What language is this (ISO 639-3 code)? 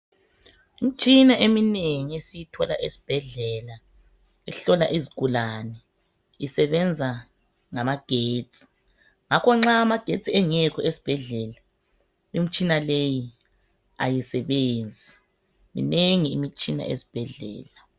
nde